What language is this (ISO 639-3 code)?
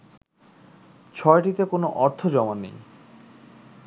ben